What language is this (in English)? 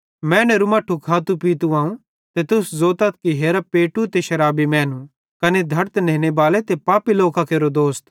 Bhadrawahi